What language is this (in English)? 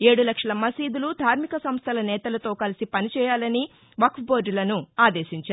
Telugu